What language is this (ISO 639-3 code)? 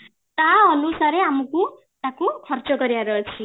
ori